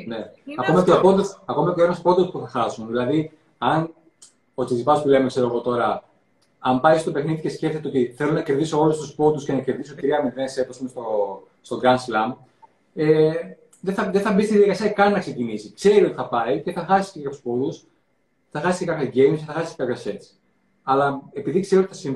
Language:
Greek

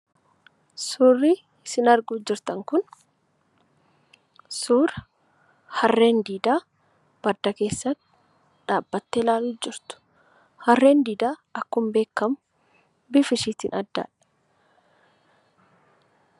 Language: Oromo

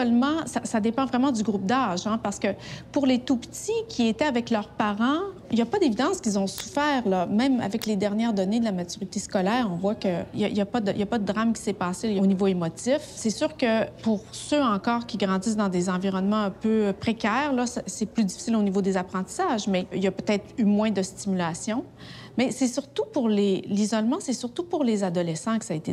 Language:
French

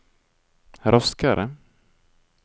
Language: Norwegian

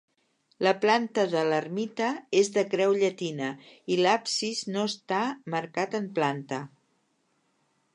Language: Catalan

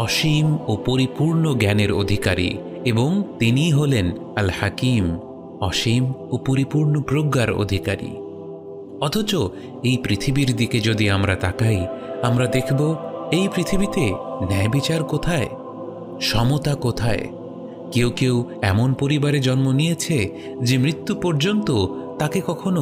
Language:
Arabic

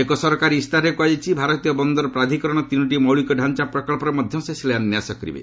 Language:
Odia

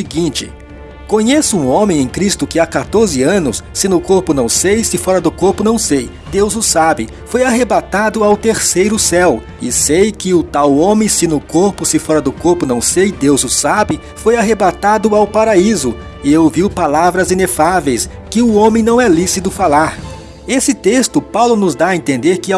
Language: Portuguese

